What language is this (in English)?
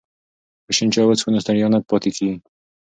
Pashto